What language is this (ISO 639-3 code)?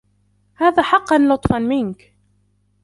ara